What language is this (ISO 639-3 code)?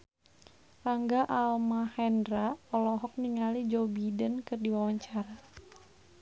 sun